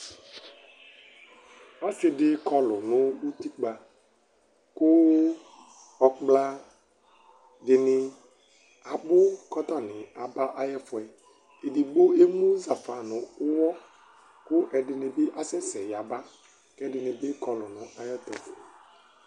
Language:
Ikposo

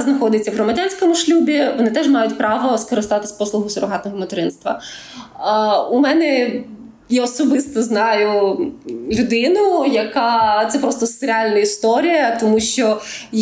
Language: Ukrainian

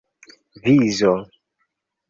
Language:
Esperanto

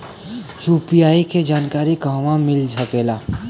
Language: Bhojpuri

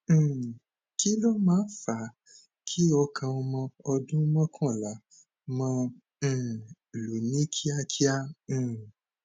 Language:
Yoruba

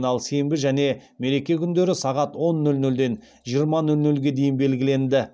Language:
Kazakh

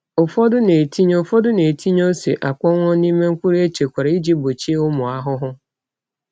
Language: Igbo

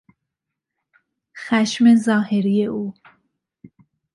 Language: Persian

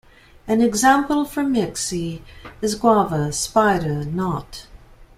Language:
English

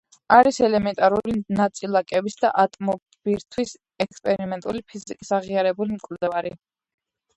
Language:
Georgian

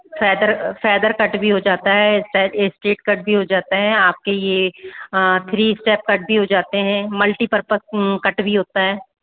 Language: Hindi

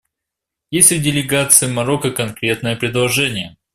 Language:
Russian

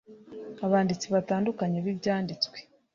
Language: Kinyarwanda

